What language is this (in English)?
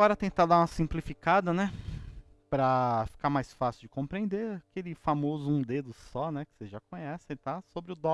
Portuguese